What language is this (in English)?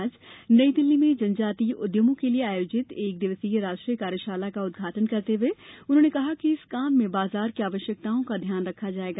Hindi